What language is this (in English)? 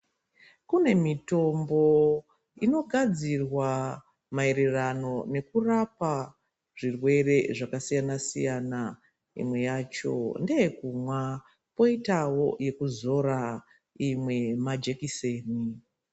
Ndau